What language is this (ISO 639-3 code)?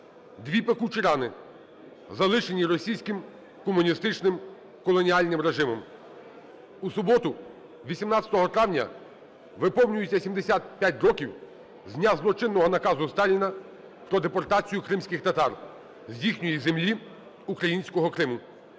ukr